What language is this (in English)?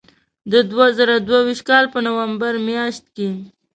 Pashto